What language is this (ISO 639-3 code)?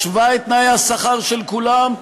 heb